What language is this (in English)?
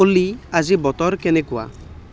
Assamese